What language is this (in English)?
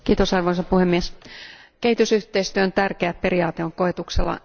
Finnish